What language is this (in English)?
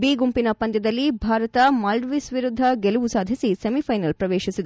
Kannada